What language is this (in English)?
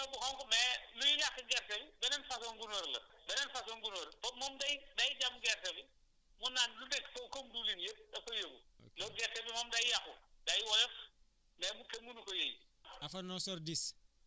Wolof